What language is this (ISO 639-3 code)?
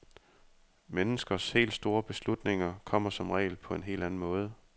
dan